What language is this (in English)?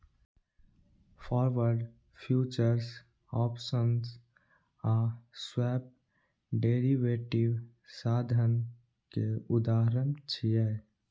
Maithili